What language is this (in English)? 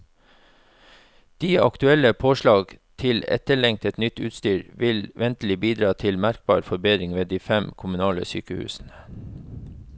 Norwegian